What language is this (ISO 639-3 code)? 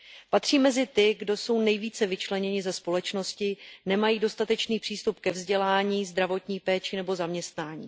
ces